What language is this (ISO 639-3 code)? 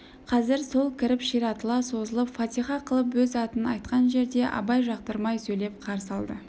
kaz